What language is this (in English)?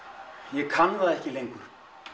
Icelandic